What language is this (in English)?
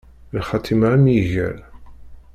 Kabyle